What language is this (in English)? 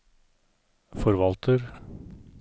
Norwegian